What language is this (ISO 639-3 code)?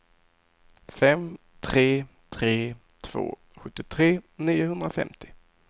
swe